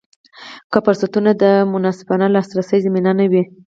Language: Pashto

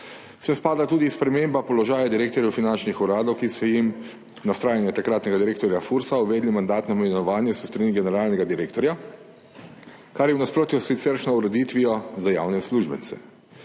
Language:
Slovenian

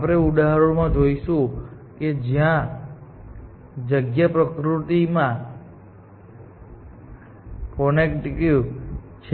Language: Gujarati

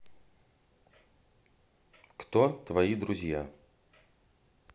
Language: Russian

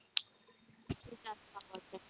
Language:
Marathi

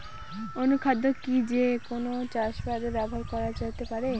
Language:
Bangla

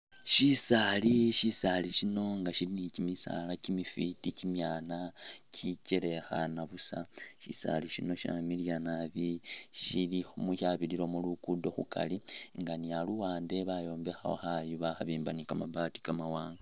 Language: Masaaba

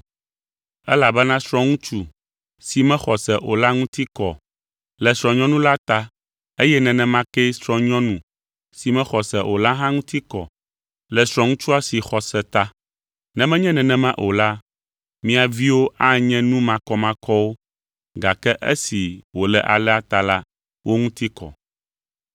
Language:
Ewe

